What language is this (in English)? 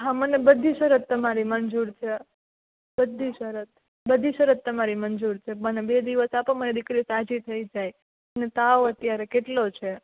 Gujarati